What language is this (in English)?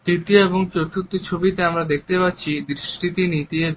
Bangla